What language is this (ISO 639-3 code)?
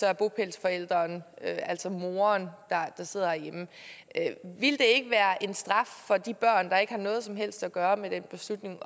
dan